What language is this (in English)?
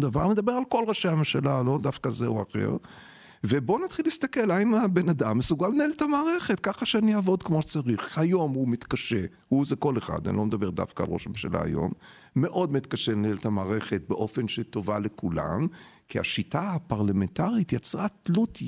Hebrew